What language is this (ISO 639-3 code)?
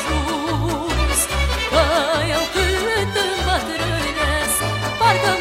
ron